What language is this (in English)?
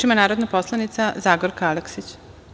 Serbian